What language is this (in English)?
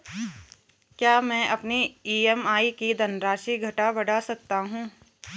Hindi